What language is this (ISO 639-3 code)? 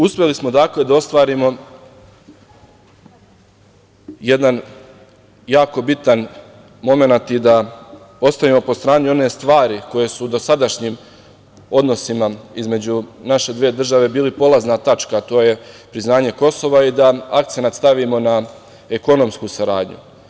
srp